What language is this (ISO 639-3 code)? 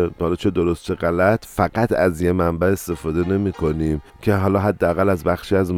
fas